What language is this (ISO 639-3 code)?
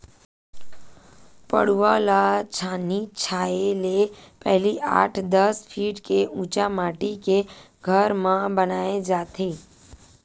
hne